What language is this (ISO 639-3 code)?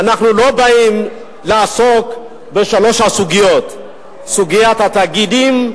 heb